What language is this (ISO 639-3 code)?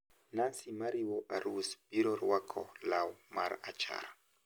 luo